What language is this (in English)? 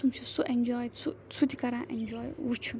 Kashmiri